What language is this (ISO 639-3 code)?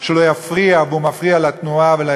heb